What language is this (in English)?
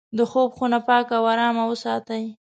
Pashto